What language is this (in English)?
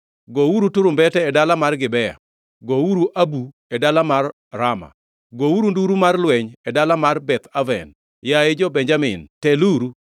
Luo (Kenya and Tanzania)